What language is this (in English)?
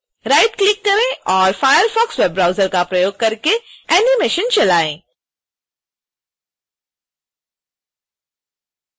Hindi